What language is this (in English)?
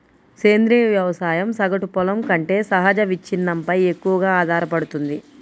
Telugu